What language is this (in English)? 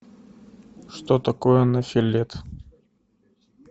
Russian